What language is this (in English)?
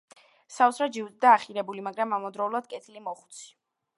Georgian